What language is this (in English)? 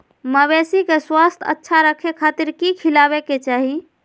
Magahi